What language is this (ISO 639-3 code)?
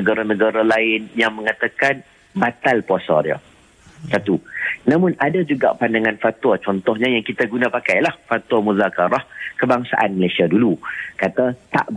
msa